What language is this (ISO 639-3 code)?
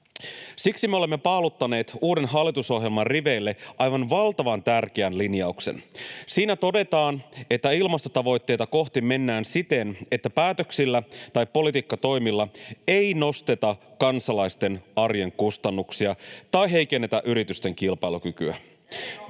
fin